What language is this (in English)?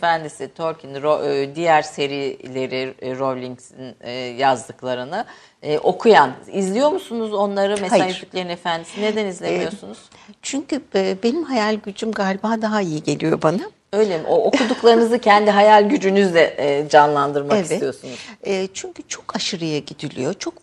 Turkish